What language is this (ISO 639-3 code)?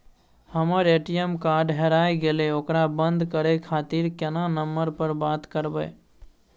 mai